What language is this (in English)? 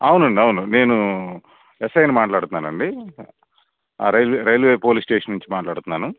Telugu